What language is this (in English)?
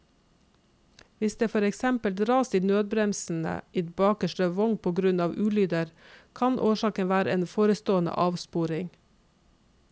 Norwegian